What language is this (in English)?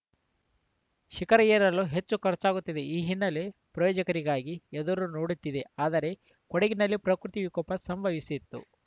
Kannada